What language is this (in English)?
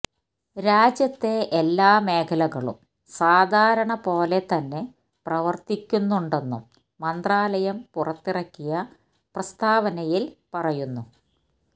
Malayalam